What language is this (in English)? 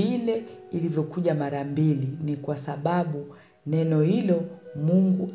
Swahili